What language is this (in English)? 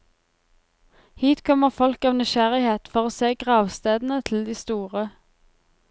Norwegian